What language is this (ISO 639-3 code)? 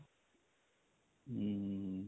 pan